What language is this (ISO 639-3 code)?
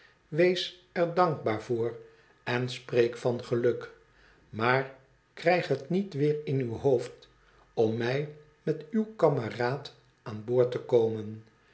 nld